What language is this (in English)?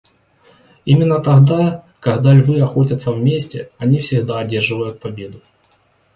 Russian